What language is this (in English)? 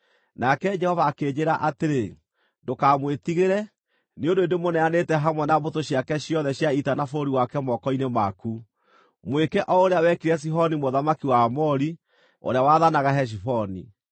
Kikuyu